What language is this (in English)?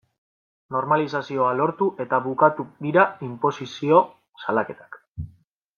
Basque